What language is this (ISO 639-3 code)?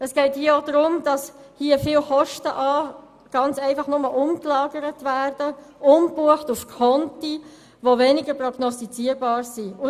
gsw